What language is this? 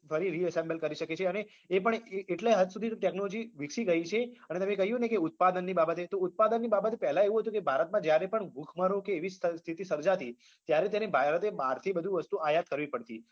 Gujarati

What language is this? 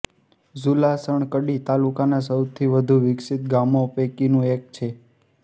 Gujarati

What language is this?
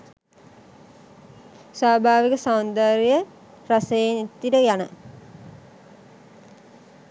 Sinhala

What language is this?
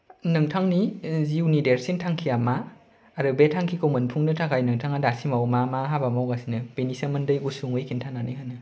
Bodo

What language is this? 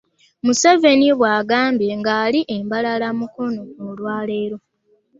Ganda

